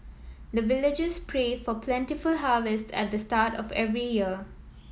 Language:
English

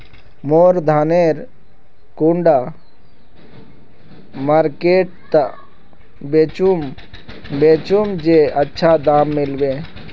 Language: Magahi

